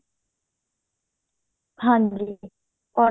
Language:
Punjabi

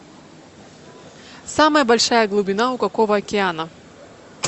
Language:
Russian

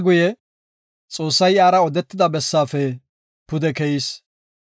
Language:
Gofa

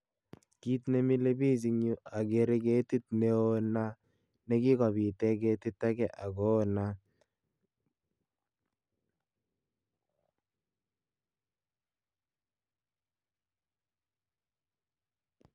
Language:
Kalenjin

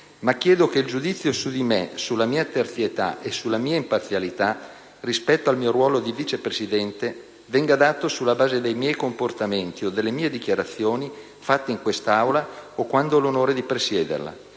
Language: Italian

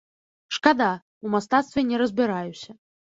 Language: Belarusian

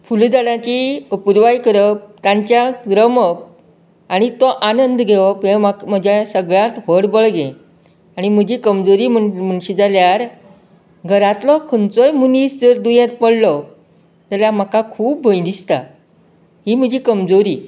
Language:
Konkani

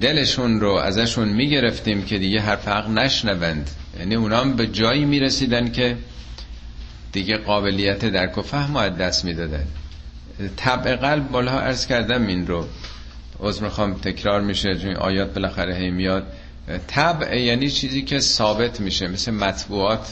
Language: Persian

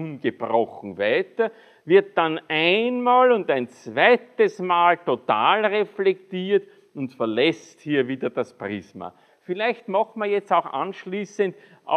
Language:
German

